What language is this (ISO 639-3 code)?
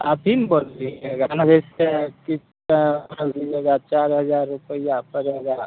mai